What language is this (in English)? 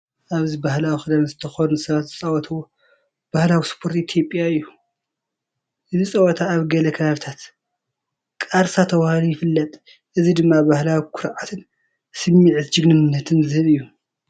Tigrinya